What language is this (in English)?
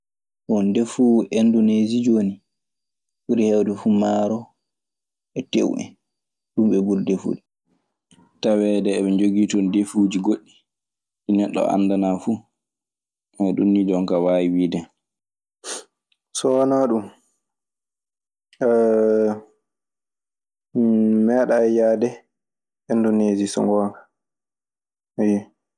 Maasina Fulfulde